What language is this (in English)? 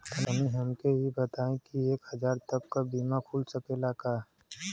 Bhojpuri